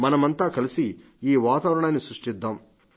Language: Telugu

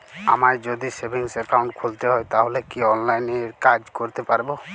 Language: Bangla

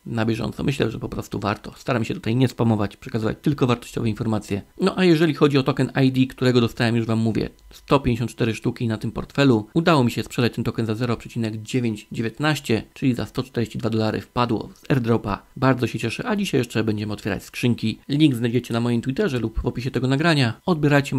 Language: Polish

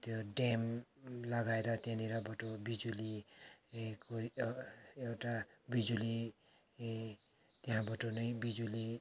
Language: Nepali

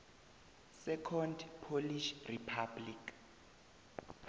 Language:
South Ndebele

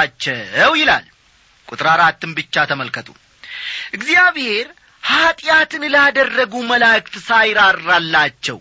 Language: Amharic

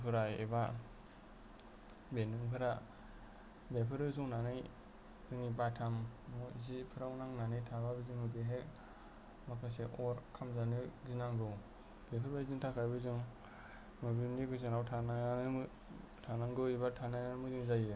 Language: Bodo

